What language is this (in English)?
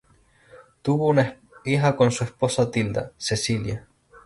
Spanish